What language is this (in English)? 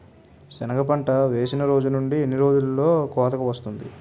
Telugu